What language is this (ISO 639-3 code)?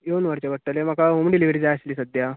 kok